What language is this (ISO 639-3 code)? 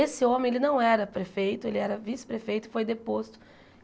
por